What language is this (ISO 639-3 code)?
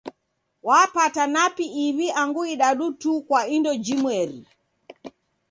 dav